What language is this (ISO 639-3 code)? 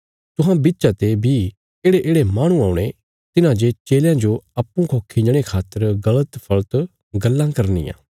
kfs